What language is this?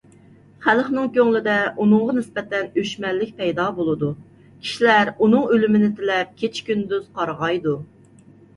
Uyghur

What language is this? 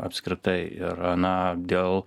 Lithuanian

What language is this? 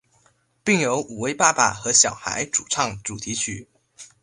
Chinese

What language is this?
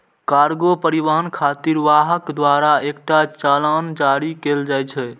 Maithili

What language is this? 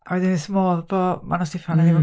Welsh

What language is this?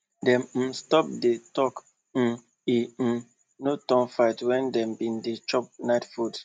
Nigerian Pidgin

